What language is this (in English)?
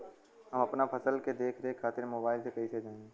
Bhojpuri